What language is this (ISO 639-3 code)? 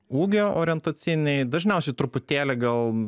lit